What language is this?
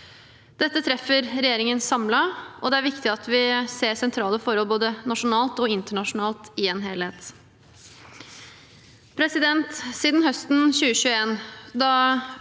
Norwegian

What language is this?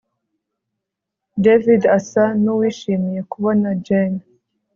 Kinyarwanda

